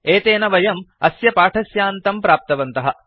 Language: Sanskrit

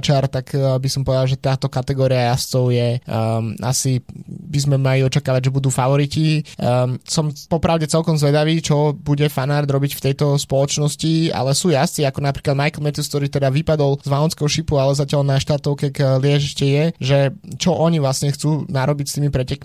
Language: Slovak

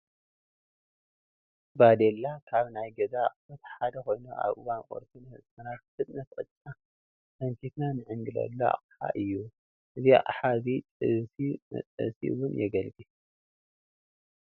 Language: Tigrinya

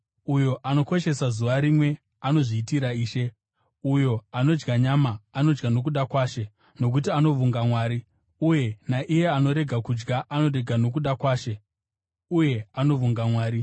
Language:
Shona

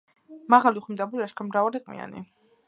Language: Georgian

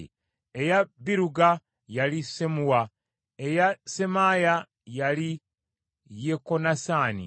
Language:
Ganda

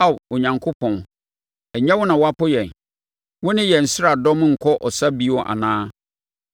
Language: Akan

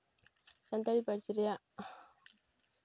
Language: Santali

